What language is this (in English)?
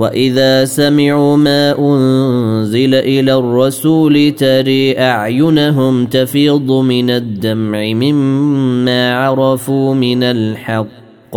Arabic